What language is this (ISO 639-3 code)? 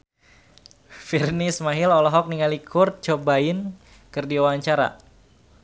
sun